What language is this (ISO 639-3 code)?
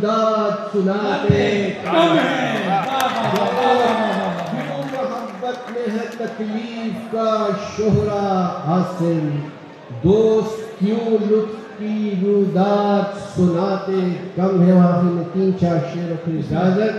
ron